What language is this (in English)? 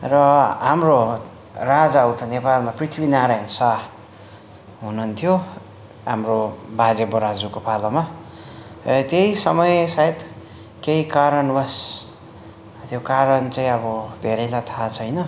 Nepali